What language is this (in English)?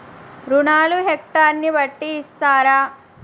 Telugu